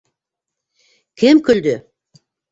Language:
Bashkir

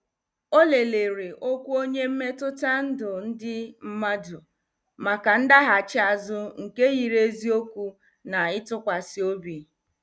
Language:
Igbo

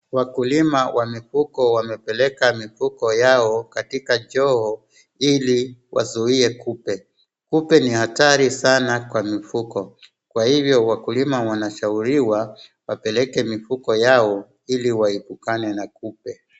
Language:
Swahili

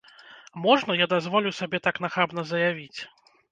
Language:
Belarusian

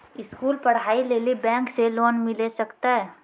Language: Maithili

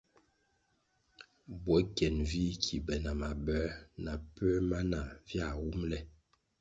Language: Kwasio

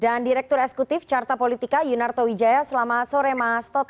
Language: Indonesian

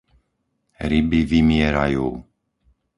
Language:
Slovak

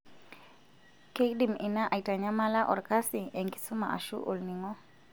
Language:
Masai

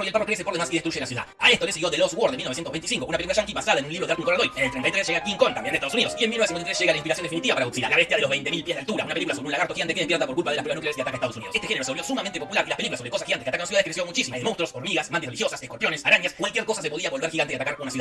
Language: Spanish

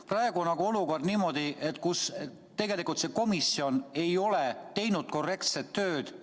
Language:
Estonian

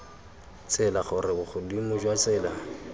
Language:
Tswana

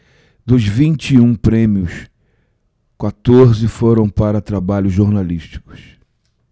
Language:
Portuguese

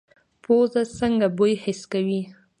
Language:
Pashto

